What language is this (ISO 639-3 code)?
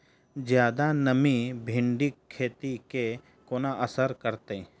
mai